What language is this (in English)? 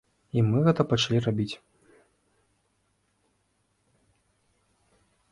Belarusian